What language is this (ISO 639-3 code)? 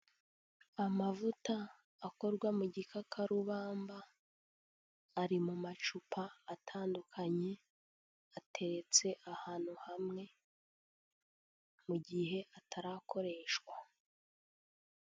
kin